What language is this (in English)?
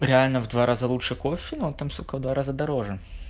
Russian